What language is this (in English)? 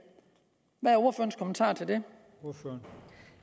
Danish